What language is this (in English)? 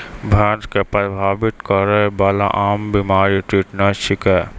Maithili